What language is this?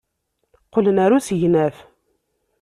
Kabyle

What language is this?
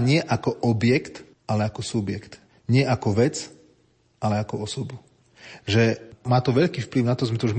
Slovak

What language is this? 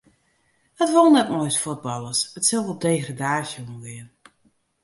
Western Frisian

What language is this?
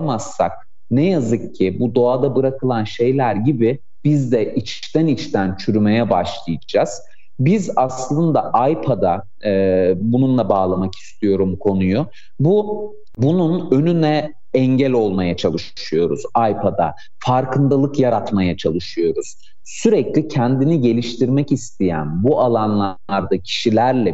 Turkish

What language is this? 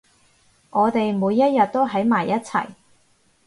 Cantonese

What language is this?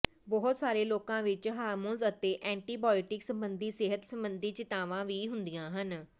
Punjabi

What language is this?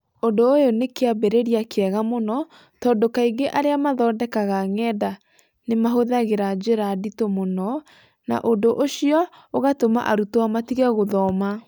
Kikuyu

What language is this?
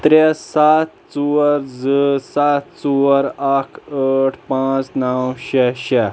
Kashmiri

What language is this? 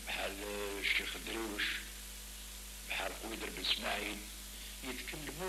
Arabic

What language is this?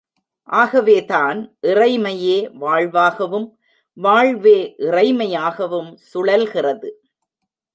Tamil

